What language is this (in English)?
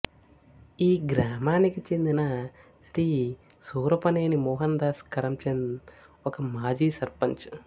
Telugu